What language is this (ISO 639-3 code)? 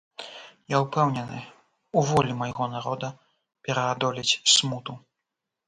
bel